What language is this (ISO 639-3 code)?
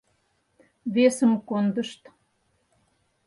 chm